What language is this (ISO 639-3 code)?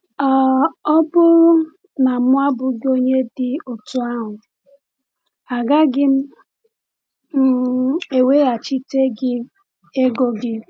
ibo